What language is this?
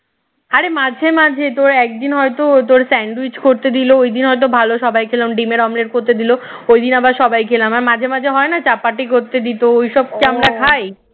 Bangla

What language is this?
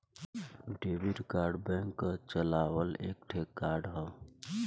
Bhojpuri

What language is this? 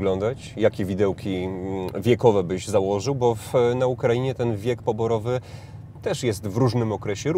Polish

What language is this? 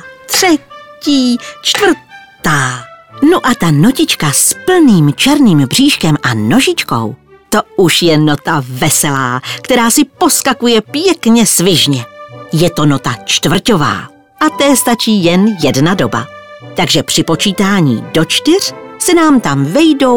Czech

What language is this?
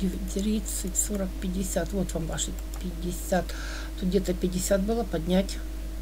Russian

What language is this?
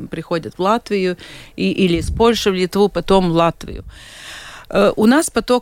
Russian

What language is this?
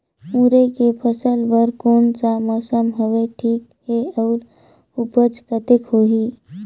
Chhattisgarhi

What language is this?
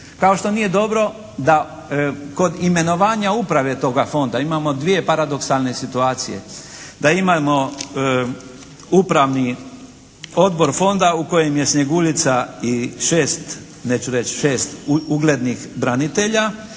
Croatian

